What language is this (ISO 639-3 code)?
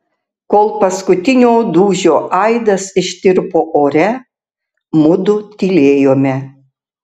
lit